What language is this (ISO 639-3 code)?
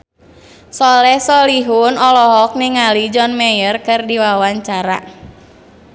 sun